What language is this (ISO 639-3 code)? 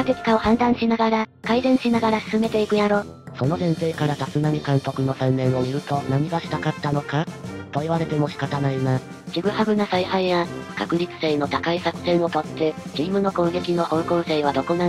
jpn